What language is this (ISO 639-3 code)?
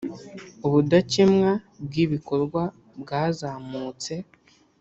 kin